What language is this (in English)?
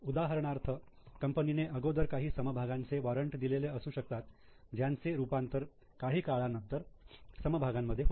Marathi